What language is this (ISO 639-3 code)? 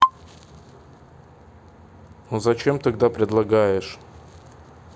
rus